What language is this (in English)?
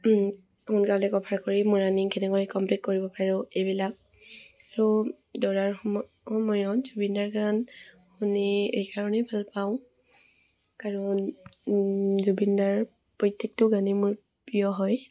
Assamese